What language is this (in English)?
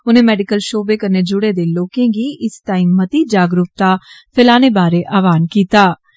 Dogri